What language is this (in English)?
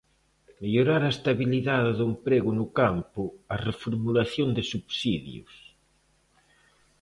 Galician